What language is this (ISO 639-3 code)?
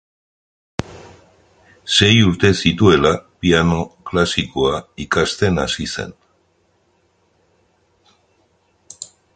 eus